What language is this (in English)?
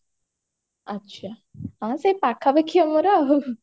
Odia